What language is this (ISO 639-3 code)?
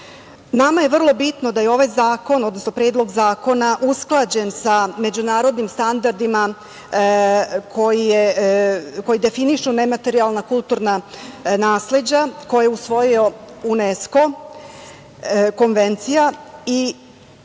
srp